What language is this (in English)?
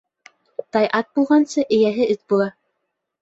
Bashkir